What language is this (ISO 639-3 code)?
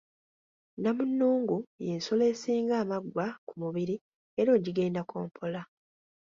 lug